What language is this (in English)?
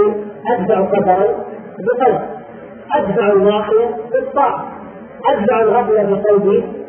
Arabic